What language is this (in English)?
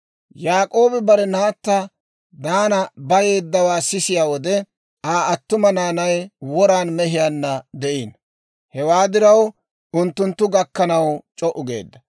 Dawro